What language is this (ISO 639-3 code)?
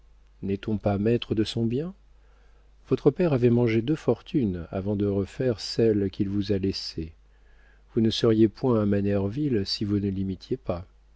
fra